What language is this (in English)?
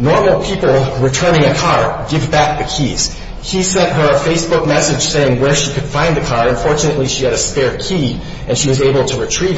English